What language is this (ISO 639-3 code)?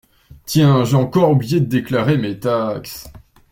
fra